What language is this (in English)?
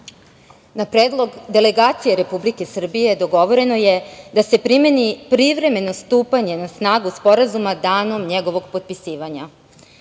Serbian